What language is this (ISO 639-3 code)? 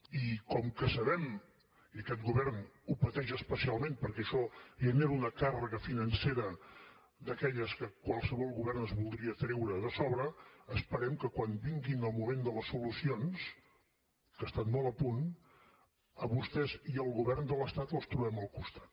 cat